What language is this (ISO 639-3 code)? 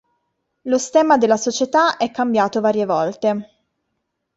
ita